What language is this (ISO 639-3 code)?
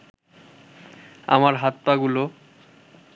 ben